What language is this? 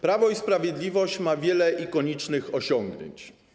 Polish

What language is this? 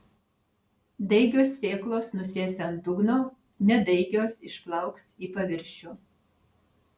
Lithuanian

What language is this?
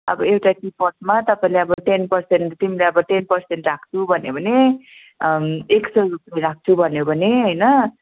Nepali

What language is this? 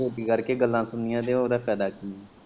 Punjabi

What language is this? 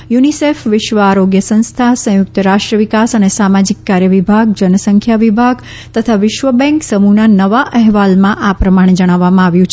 Gujarati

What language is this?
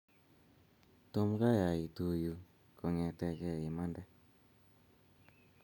Kalenjin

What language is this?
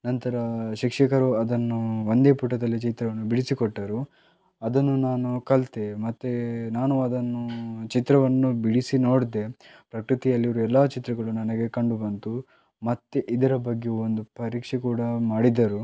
Kannada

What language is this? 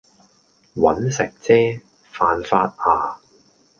Cantonese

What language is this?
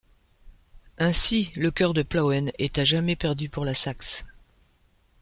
French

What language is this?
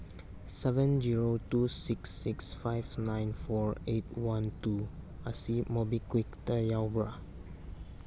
Manipuri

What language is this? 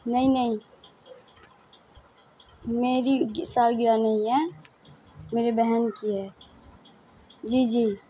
Urdu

